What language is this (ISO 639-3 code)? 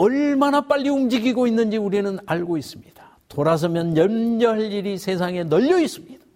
kor